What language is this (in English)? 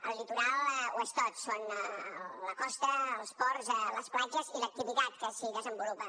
Catalan